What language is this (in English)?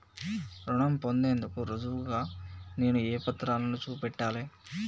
Telugu